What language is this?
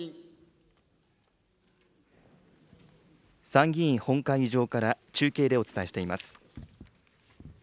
Japanese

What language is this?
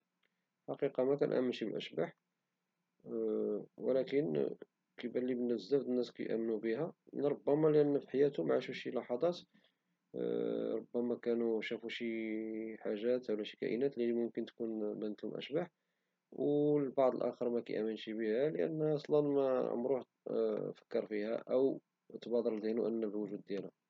Moroccan Arabic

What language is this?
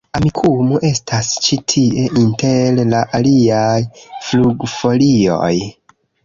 Esperanto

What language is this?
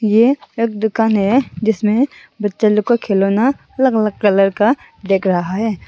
Hindi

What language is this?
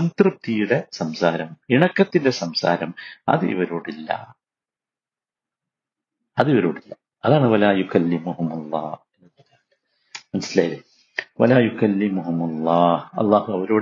Malayalam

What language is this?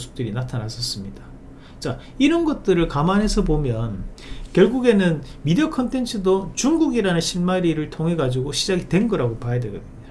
Korean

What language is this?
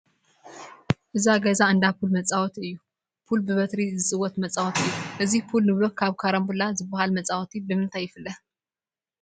Tigrinya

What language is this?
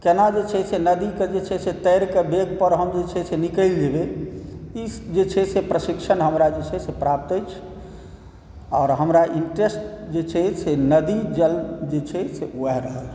Maithili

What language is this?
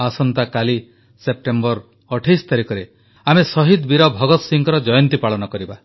Odia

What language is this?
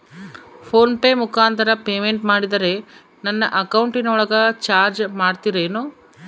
Kannada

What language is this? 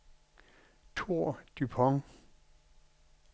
Danish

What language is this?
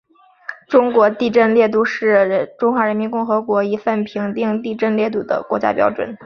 Chinese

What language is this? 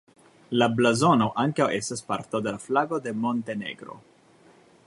Esperanto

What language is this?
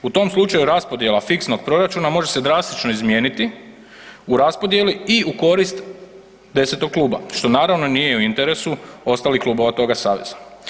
Croatian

